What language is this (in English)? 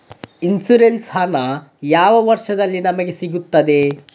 Kannada